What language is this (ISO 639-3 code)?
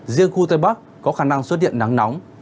vie